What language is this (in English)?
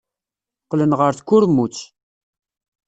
Kabyle